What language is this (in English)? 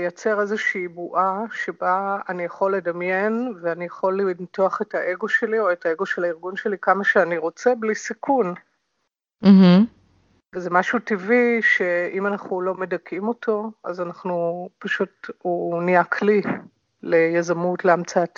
Hebrew